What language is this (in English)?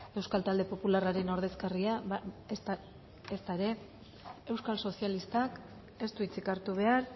Basque